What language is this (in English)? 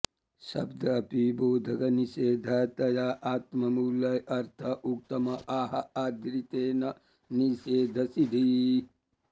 Sanskrit